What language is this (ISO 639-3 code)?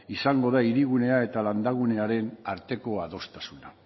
eus